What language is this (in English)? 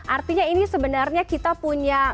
Indonesian